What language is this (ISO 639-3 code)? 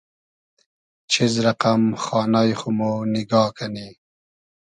haz